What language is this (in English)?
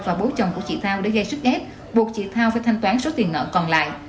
Vietnamese